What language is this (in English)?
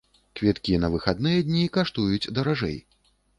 Belarusian